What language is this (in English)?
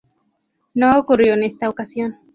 Spanish